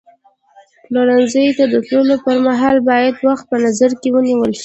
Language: Pashto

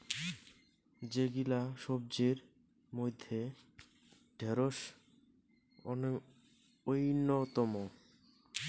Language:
Bangla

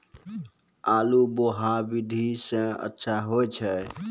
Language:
Maithili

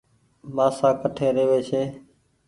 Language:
Goaria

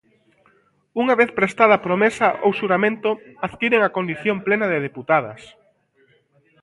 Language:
Galician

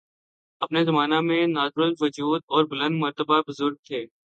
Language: Urdu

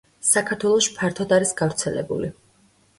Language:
Georgian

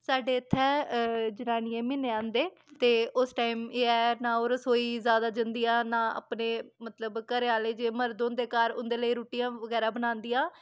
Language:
Dogri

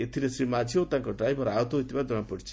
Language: Odia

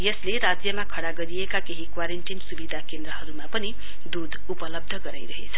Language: Nepali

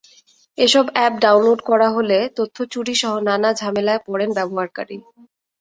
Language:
Bangla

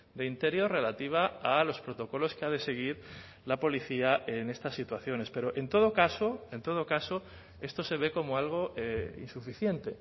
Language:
Spanish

